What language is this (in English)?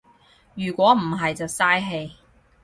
Cantonese